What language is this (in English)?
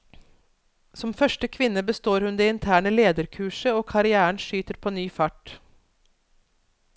Norwegian